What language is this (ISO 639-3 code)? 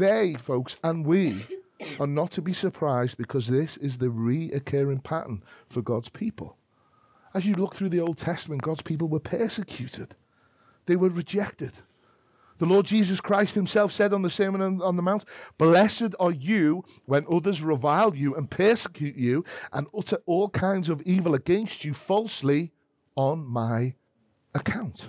eng